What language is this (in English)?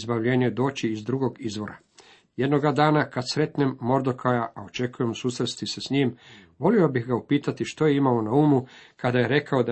Croatian